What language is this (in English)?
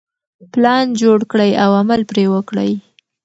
Pashto